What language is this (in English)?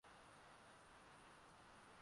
Swahili